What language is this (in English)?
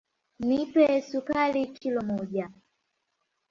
Swahili